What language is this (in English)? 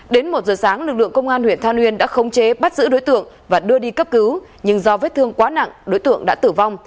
Vietnamese